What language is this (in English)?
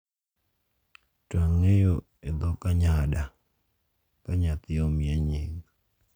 Luo (Kenya and Tanzania)